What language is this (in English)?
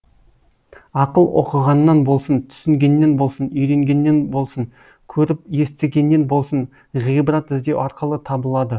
Kazakh